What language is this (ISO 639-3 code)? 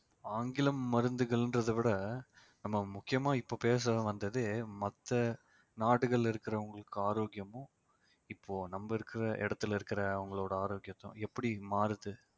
tam